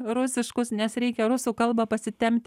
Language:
Lithuanian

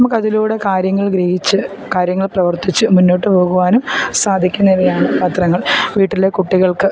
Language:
Malayalam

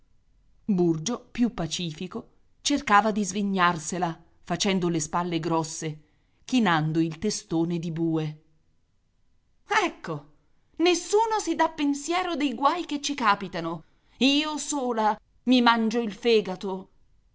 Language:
Italian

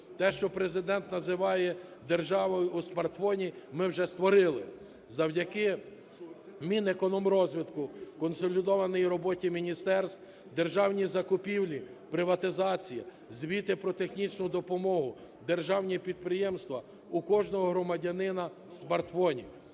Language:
Ukrainian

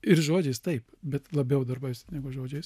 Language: Lithuanian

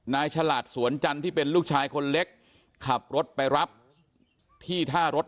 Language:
Thai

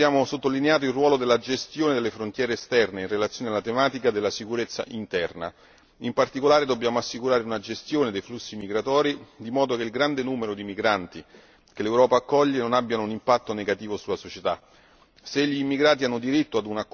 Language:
Italian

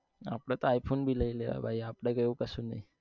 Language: Gujarati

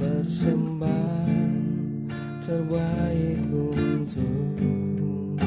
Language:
Indonesian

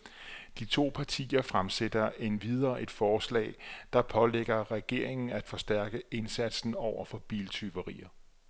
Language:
Danish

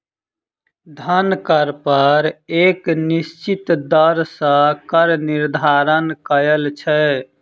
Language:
Maithili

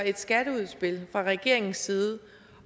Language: Danish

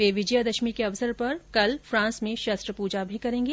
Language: Hindi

